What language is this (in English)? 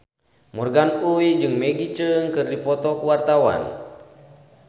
Sundanese